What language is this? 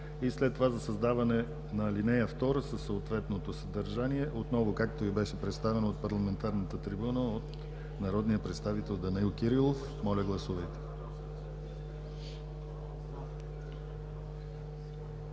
Bulgarian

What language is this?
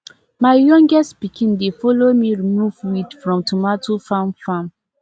Nigerian Pidgin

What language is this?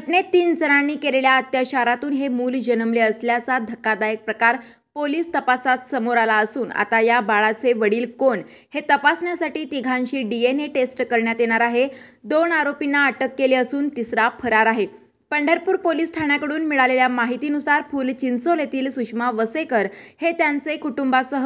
Indonesian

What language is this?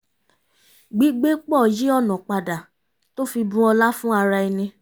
Yoruba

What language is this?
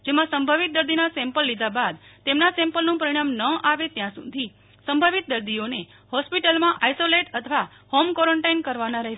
Gujarati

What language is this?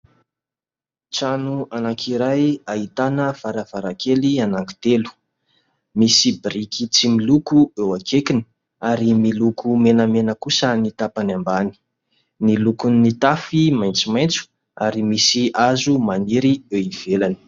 Malagasy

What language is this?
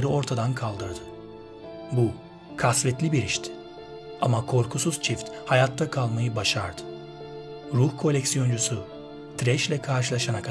Turkish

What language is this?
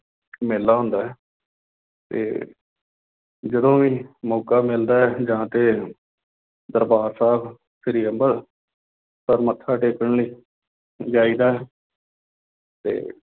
Punjabi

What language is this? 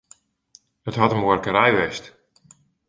Western Frisian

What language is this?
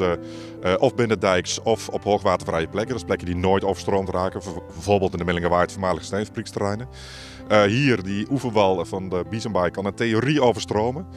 Dutch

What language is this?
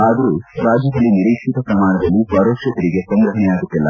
Kannada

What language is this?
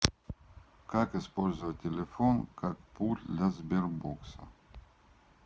Russian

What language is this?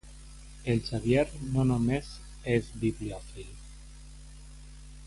Catalan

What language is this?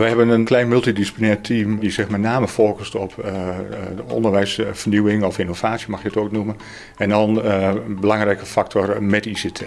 Dutch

